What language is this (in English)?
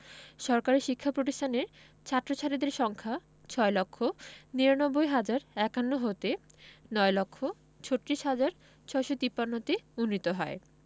Bangla